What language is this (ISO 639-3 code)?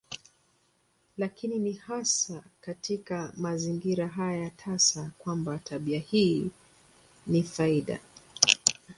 swa